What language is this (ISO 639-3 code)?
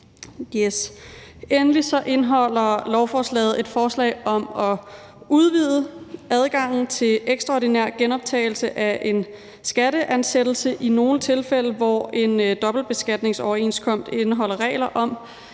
dan